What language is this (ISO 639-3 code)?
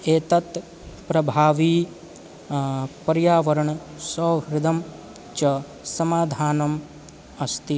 san